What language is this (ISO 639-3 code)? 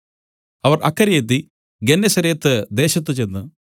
mal